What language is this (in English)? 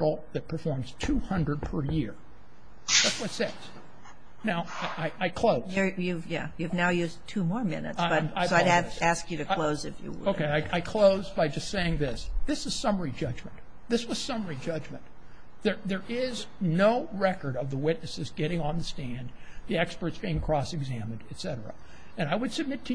English